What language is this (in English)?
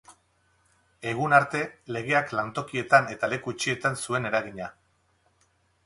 Basque